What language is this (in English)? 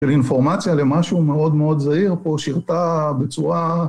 Hebrew